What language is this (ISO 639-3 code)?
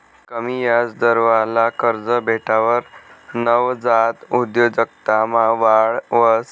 mar